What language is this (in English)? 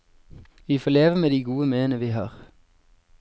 Norwegian